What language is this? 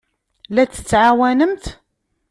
Kabyle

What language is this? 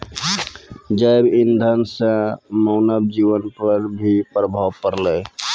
Maithili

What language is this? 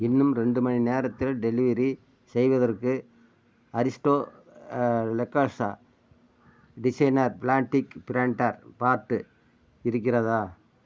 Tamil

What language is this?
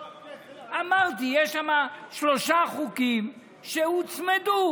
Hebrew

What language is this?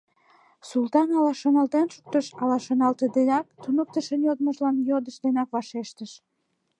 Mari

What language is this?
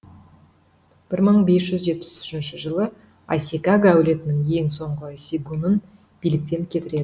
Kazakh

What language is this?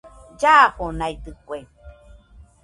Nüpode Huitoto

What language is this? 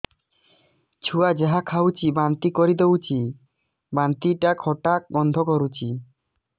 Odia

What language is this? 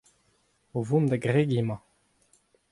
Breton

